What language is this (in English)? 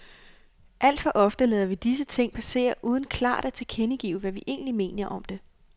Danish